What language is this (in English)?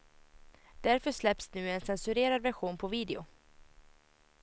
Swedish